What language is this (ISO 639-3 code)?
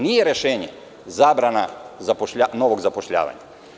srp